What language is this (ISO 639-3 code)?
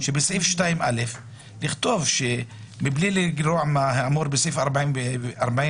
heb